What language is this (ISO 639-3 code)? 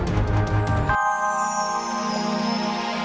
ind